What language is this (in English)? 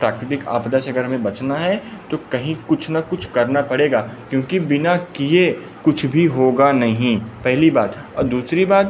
Hindi